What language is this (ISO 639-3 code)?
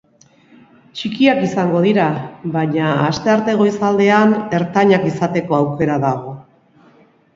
eus